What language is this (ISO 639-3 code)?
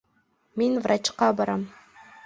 bak